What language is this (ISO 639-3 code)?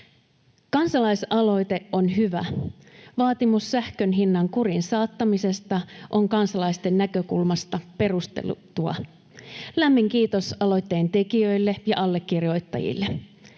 fin